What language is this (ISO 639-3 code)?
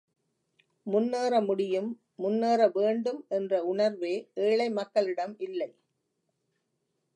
tam